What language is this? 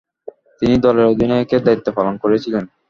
Bangla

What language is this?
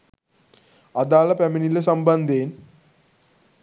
Sinhala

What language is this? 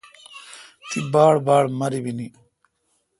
Kalkoti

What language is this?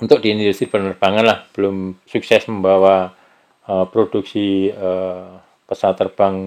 Indonesian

